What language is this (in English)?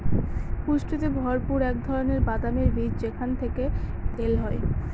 Bangla